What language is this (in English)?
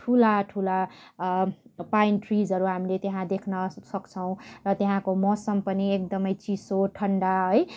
Nepali